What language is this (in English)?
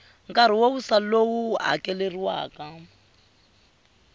Tsonga